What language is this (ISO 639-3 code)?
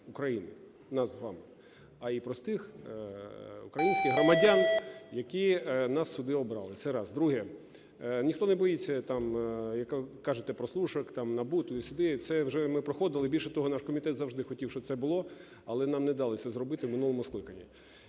ukr